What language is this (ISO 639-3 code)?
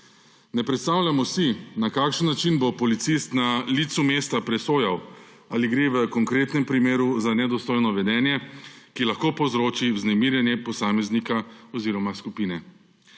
slv